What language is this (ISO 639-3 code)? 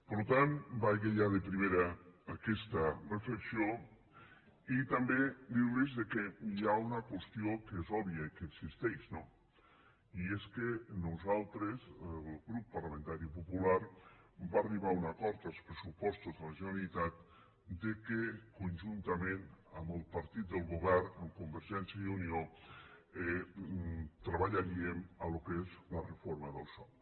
cat